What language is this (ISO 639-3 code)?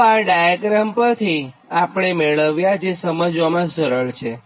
guj